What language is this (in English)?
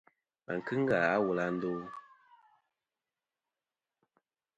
Kom